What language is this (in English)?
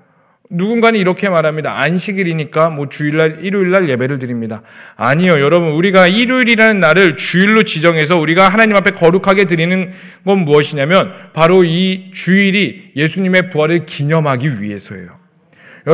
Korean